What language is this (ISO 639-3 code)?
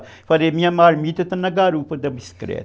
por